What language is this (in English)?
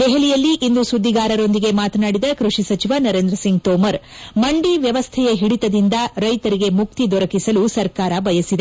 Kannada